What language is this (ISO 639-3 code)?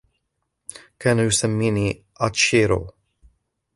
ara